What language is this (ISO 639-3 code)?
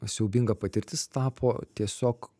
lit